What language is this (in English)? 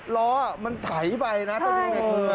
Thai